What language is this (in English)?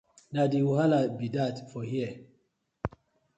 Nigerian Pidgin